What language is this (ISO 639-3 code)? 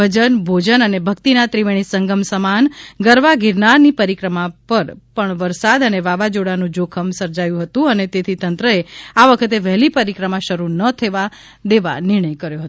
guj